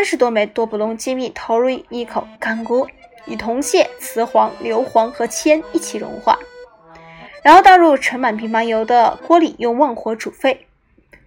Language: Chinese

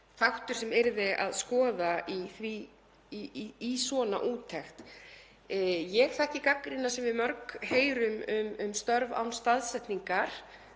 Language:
Icelandic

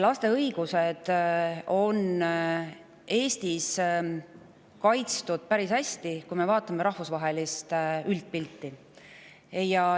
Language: Estonian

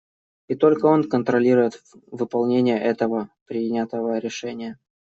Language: Russian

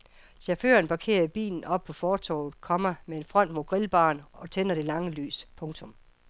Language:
Danish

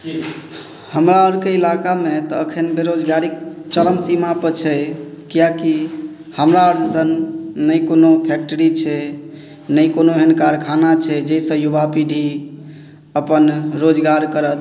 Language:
Maithili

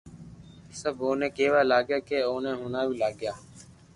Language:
Loarki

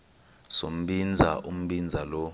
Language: Xhosa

